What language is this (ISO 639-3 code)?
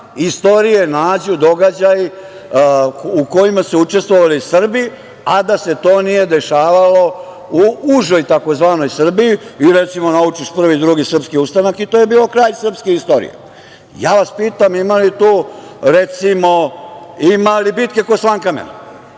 srp